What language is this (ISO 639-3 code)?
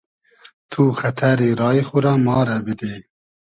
haz